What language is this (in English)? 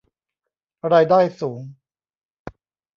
Thai